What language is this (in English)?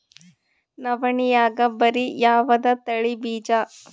Kannada